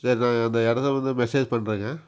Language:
Tamil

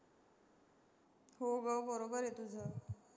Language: Marathi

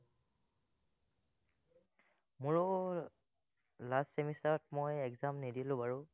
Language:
Assamese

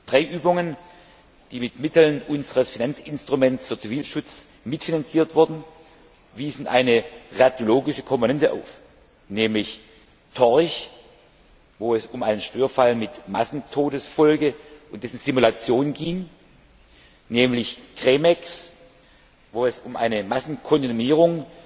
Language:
German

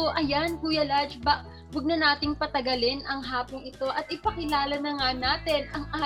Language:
Filipino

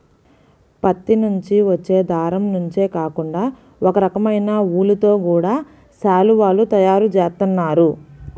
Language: Telugu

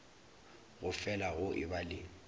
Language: Northern Sotho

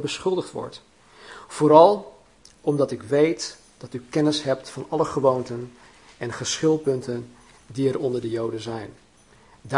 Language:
Dutch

